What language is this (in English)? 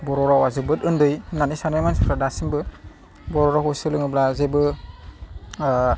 Bodo